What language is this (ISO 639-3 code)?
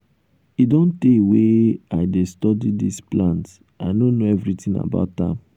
pcm